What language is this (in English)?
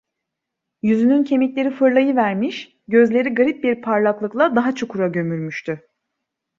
Turkish